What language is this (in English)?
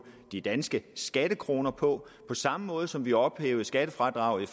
Danish